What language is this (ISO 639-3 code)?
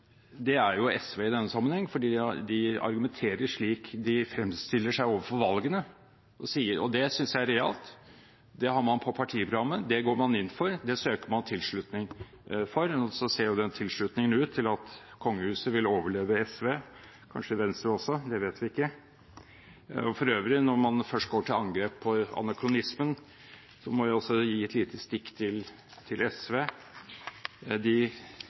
nob